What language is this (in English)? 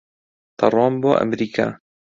Central Kurdish